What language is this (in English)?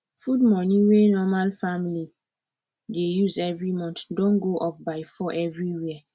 Nigerian Pidgin